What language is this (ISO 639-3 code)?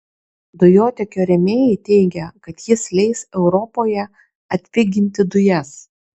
lit